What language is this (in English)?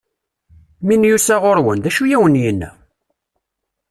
Kabyle